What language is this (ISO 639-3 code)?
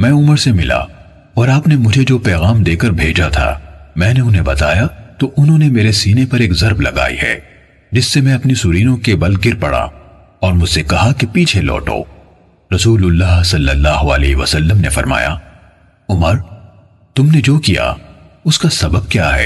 urd